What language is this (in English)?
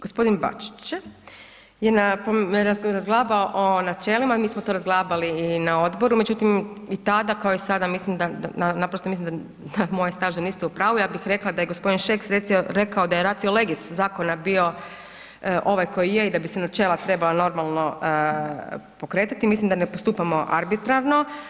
Croatian